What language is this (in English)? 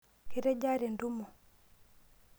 Masai